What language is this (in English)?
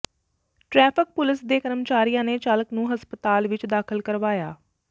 Punjabi